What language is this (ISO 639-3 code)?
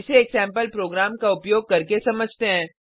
hin